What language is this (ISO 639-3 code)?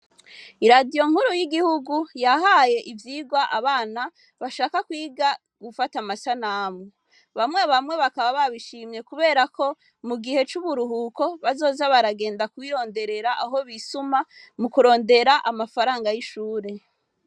run